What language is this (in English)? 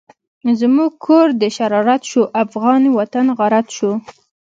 Pashto